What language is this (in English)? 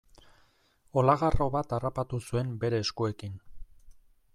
Basque